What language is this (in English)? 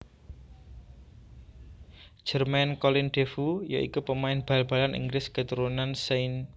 Javanese